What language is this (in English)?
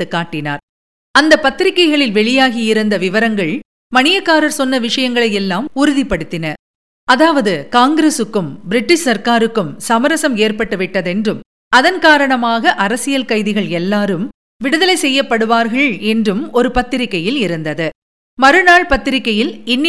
Tamil